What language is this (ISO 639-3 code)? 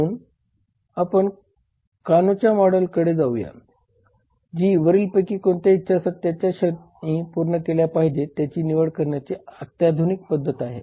mar